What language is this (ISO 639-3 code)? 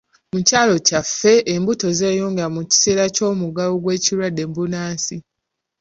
lug